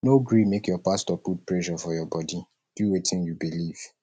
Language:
Nigerian Pidgin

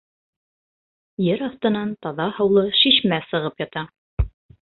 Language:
Bashkir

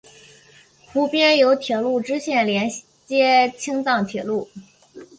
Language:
Chinese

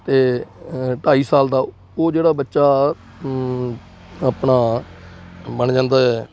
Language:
Punjabi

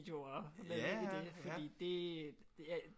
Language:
Danish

